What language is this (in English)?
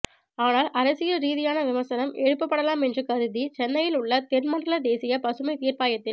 Tamil